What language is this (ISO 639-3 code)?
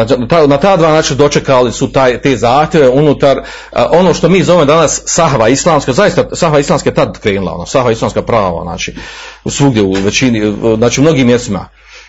hrv